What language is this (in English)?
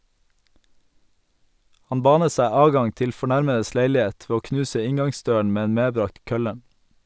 Norwegian